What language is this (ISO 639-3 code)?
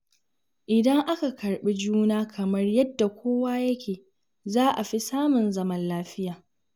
hau